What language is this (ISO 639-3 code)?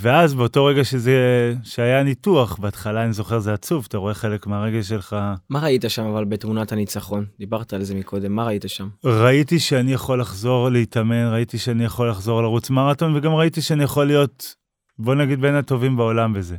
heb